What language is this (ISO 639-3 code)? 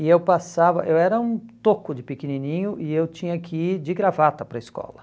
por